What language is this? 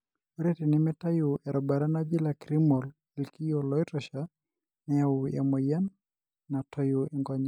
Masai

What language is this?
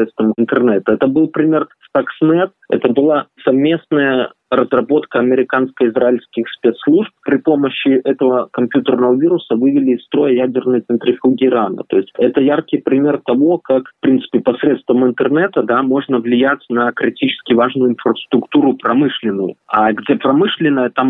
Russian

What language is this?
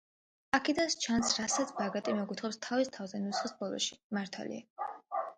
Georgian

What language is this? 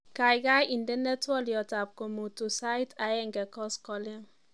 Kalenjin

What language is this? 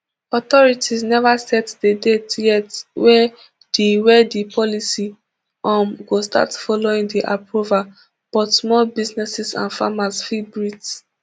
Nigerian Pidgin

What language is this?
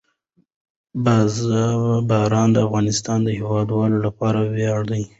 Pashto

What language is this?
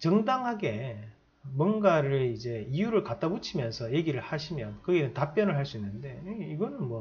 Korean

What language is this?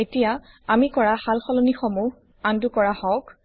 Assamese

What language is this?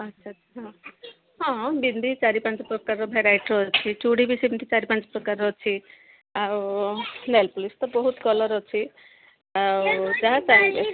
Odia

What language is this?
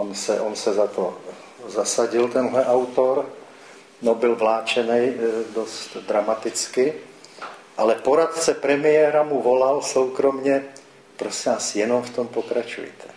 Czech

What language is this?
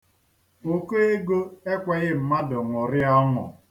Igbo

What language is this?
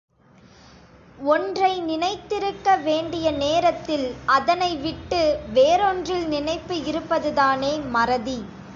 Tamil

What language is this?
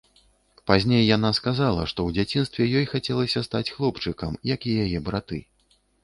Belarusian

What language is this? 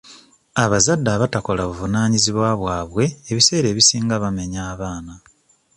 Ganda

